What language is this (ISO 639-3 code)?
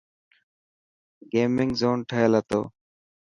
mki